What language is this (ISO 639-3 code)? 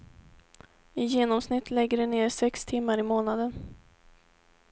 swe